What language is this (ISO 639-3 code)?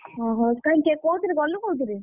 ori